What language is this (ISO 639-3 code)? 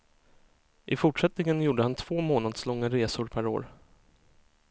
swe